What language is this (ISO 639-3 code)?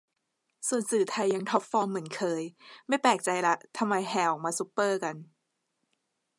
tha